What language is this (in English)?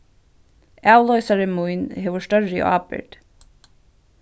Faroese